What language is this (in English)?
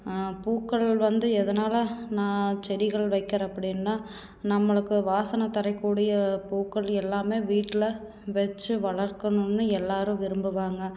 Tamil